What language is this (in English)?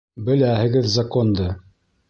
Bashkir